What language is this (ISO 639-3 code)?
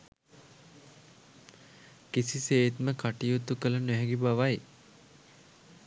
sin